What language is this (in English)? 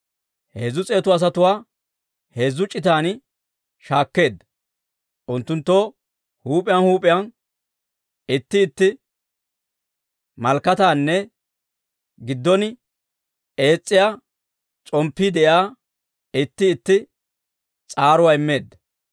Dawro